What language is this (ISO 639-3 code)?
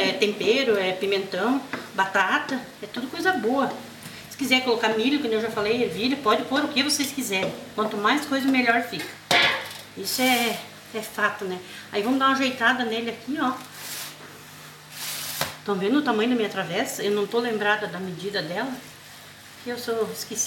por